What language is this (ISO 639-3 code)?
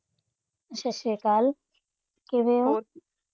pan